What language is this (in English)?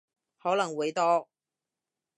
Cantonese